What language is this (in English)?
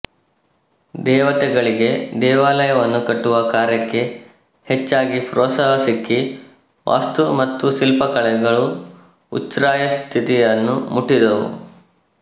Kannada